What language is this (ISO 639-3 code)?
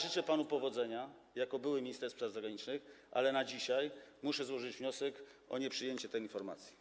pol